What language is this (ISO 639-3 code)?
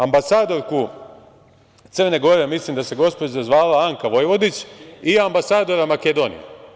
srp